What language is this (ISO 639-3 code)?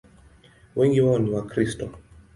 swa